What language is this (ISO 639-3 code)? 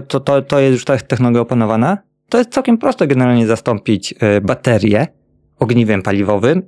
pol